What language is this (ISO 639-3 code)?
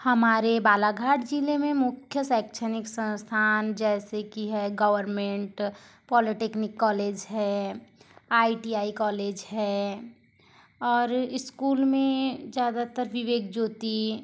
hin